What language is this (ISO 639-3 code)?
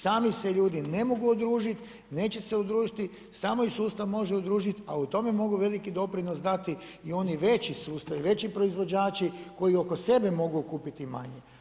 hrv